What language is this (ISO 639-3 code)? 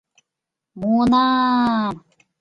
chm